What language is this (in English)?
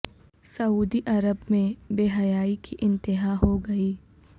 Urdu